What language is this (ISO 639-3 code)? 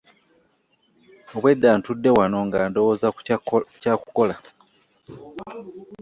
lug